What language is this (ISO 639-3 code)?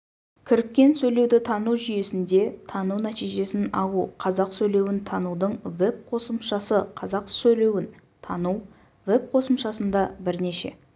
kaz